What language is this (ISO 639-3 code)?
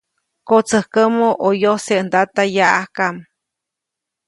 zoc